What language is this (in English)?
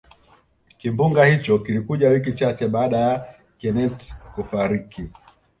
Swahili